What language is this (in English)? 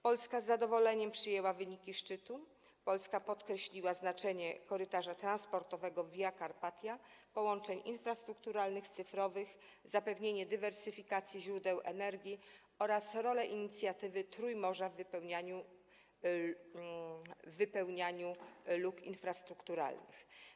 Polish